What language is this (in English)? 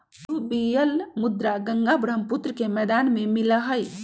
Magahi